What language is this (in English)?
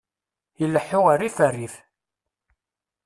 Kabyle